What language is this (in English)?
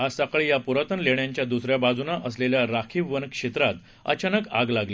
Marathi